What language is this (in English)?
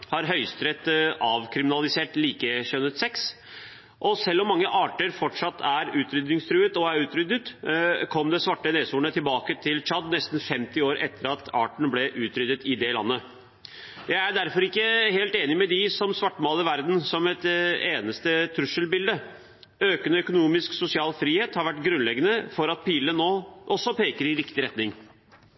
Norwegian Bokmål